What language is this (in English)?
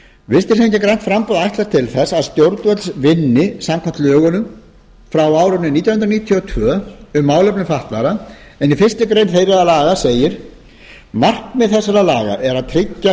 Icelandic